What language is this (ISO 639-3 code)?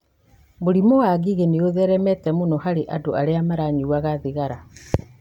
kik